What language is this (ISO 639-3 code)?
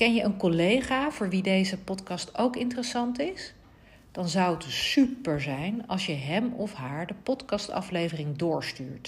nld